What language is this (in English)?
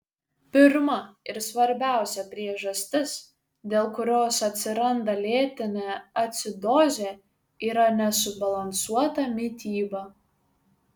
Lithuanian